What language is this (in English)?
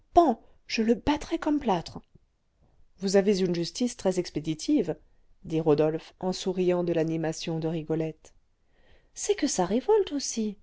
French